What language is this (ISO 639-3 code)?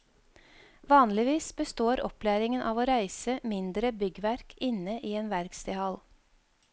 nor